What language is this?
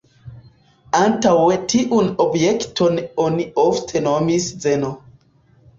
Esperanto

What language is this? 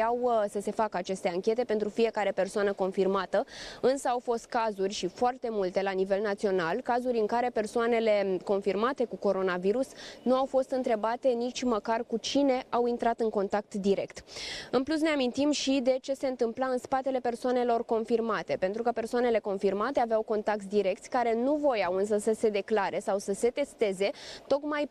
Romanian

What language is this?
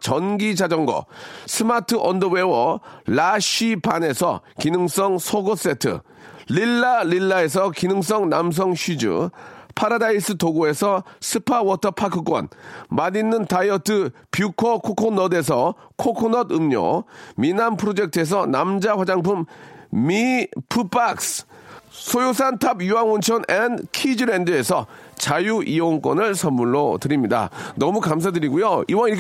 Korean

